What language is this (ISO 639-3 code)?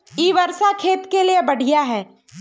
mag